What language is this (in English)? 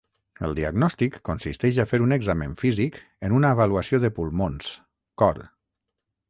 Catalan